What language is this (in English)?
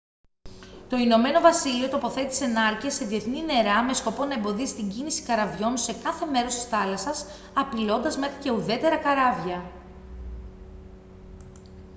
Greek